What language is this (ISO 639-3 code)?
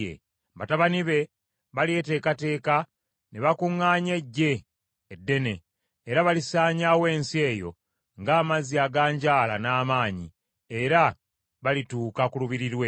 lug